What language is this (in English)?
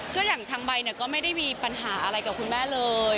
Thai